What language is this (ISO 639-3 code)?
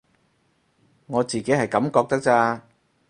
yue